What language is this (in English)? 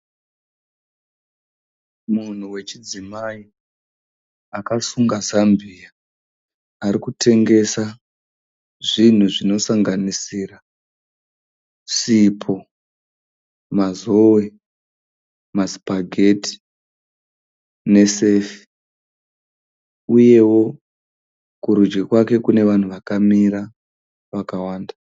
Shona